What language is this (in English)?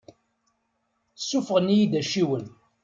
Kabyle